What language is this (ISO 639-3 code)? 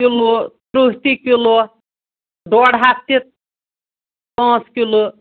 kas